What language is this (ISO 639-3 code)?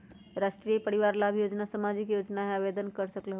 mag